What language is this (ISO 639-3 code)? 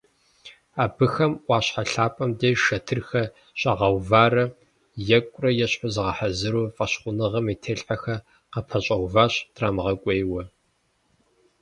kbd